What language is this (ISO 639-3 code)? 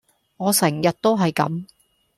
yue